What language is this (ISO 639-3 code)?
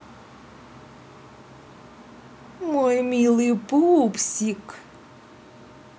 rus